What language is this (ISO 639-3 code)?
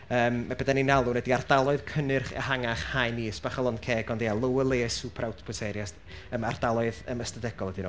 cym